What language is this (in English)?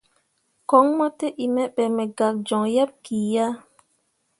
Mundang